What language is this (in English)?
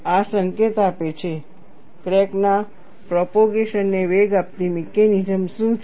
Gujarati